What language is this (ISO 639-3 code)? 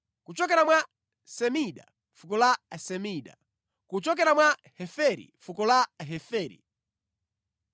nya